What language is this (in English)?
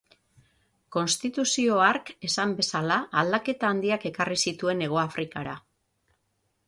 Basque